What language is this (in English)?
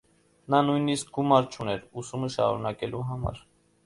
Armenian